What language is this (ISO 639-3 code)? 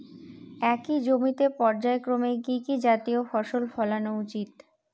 ben